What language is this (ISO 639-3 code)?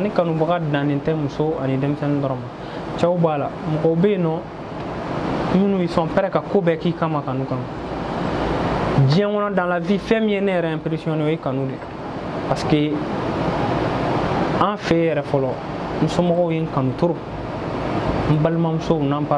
fra